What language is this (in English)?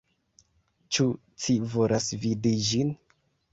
Esperanto